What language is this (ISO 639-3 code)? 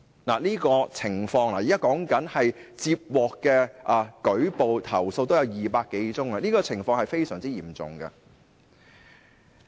yue